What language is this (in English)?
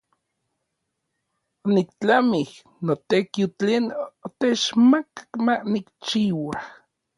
Orizaba Nahuatl